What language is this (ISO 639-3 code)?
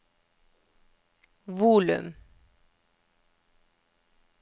nor